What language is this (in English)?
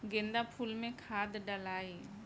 Bhojpuri